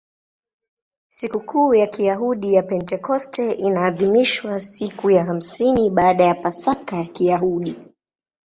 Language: Swahili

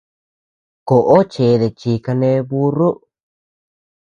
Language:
Tepeuxila Cuicatec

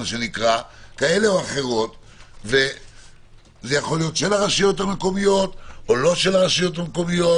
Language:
Hebrew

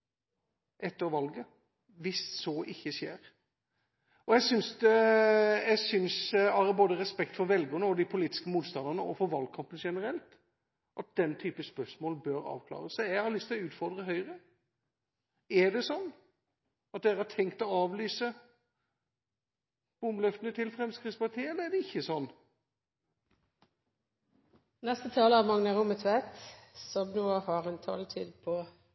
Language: Norwegian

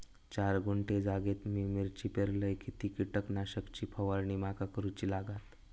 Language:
Marathi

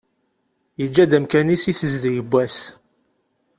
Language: Kabyle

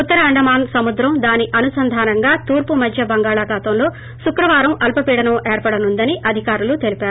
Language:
Telugu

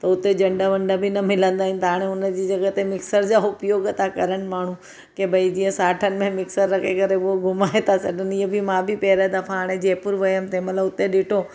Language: Sindhi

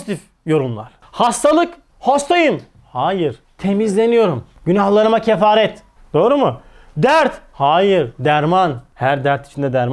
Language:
Turkish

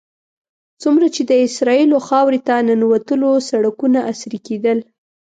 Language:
Pashto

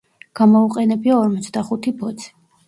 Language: Georgian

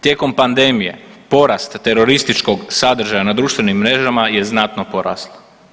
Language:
Croatian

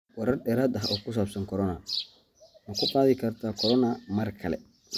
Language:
Somali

